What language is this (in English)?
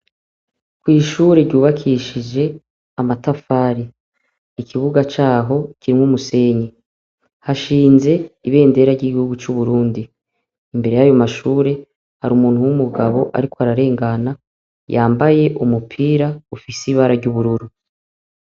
Rundi